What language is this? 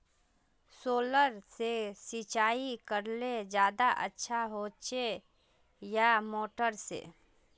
Magahi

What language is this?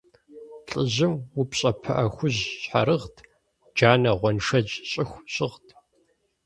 Kabardian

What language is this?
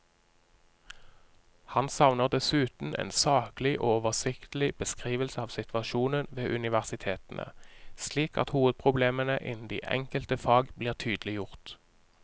Norwegian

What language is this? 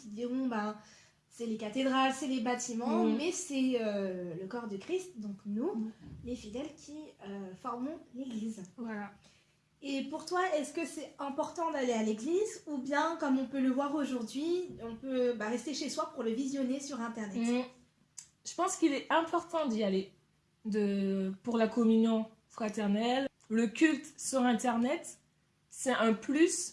French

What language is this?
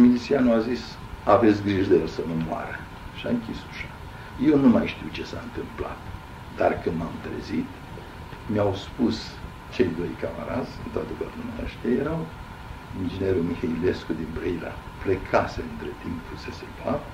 Romanian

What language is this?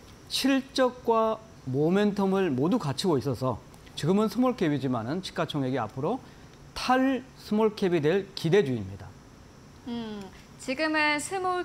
Korean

